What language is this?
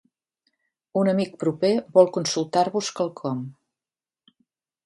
Catalan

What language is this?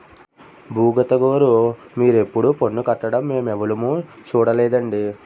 Telugu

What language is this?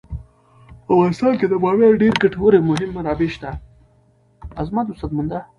Pashto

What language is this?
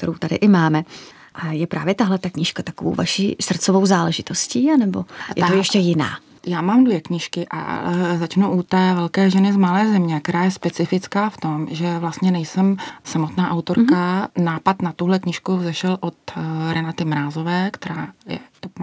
Czech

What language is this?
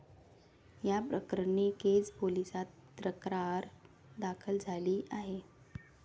Marathi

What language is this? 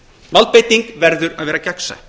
Icelandic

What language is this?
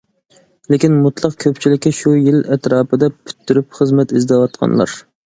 Uyghur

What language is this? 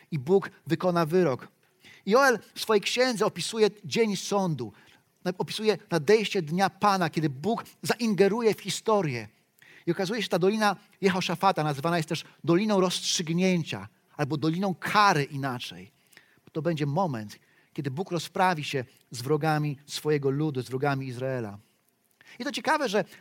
Polish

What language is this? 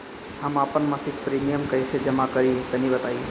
Bhojpuri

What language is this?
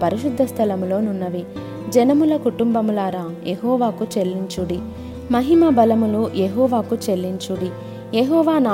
Telugu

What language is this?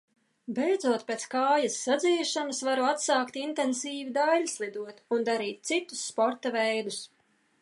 Latvian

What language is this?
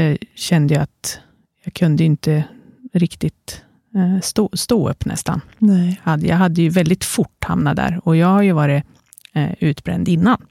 Swedish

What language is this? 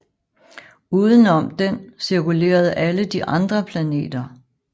Danish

